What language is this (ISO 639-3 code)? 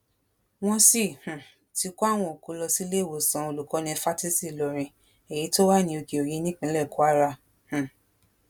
yor